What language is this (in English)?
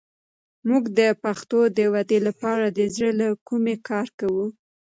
Pashto